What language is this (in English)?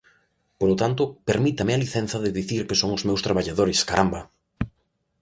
Galician